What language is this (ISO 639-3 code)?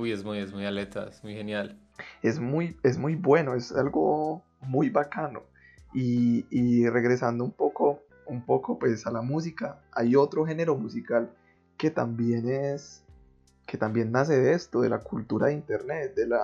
spa